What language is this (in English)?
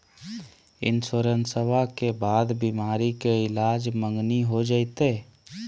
Magahi